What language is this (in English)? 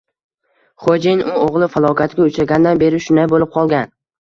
Uzbek